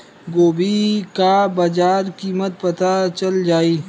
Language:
Bhojpuri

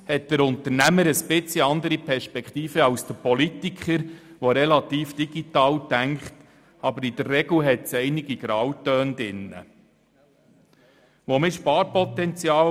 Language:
Swiss German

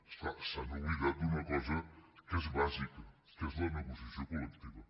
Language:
Catalan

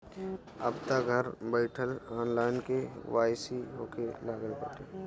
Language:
Bhojpuri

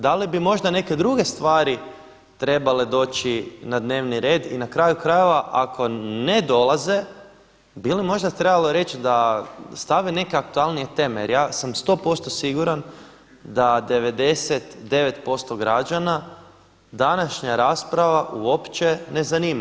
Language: Croatian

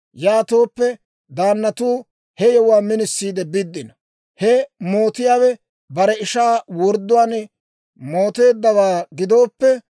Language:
Dawro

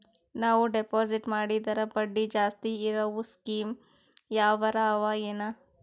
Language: Kannada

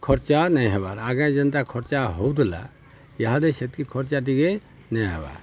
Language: Odia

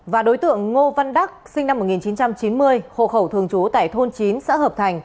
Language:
Vietnamese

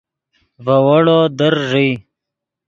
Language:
Yidgha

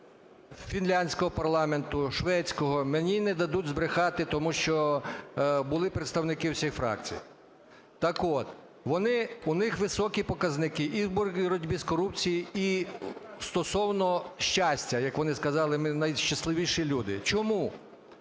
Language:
Ukrainian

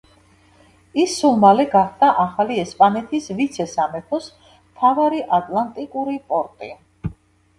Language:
Georgian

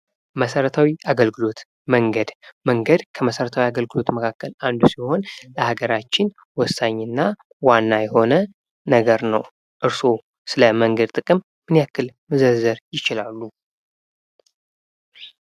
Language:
Amharic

